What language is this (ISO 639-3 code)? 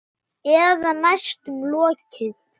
isl